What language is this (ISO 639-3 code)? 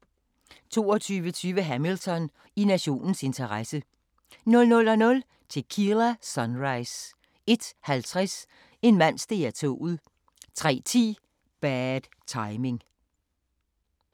dan